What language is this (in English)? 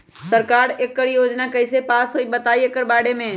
Magahi